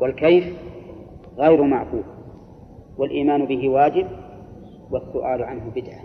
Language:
Arabic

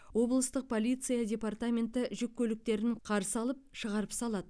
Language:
Kazakh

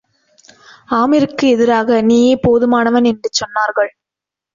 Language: Tamil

